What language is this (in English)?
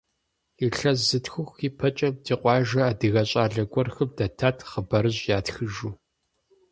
Kabardian